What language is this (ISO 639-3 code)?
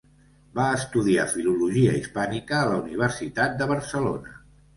cat